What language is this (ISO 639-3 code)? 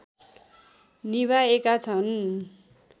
nep